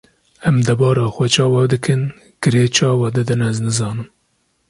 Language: Kurdish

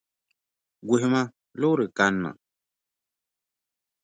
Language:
Dagbani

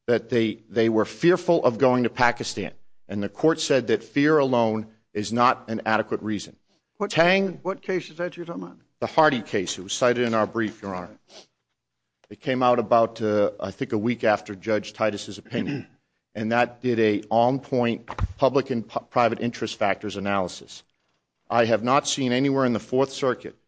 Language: English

